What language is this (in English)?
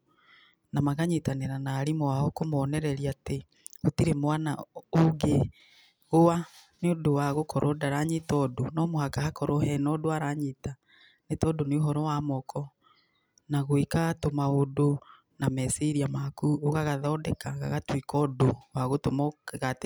Kikuyu